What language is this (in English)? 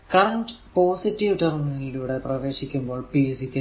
Malayalam